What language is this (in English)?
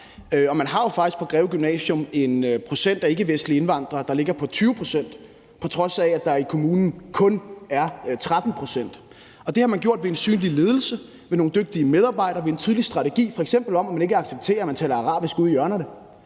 Danish